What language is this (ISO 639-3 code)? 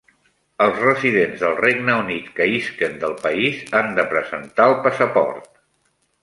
cat